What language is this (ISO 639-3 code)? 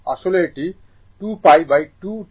ben